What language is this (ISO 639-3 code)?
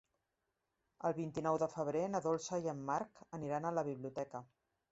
cat